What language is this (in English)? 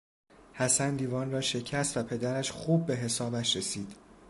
Persian